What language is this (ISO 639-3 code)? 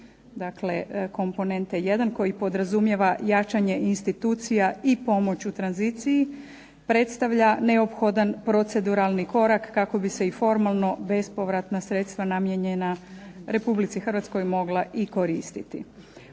hrv